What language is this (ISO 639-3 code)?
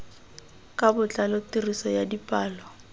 tsn